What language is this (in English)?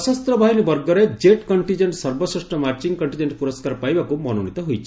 Odia